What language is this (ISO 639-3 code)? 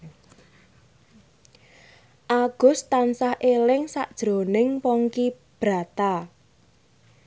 jav